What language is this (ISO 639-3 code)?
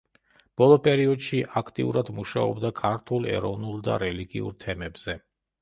kat